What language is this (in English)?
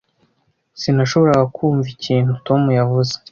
Kinyarwanda